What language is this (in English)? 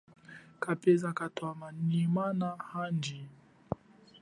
Chokwe